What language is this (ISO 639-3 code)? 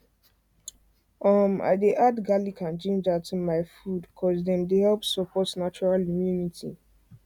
pcm